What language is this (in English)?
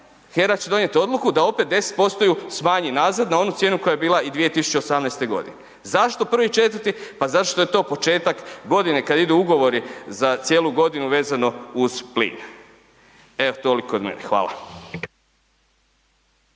Croatian